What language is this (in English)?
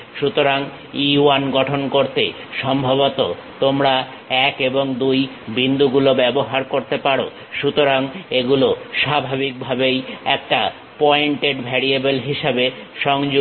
Bangla